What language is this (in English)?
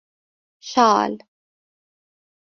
Persian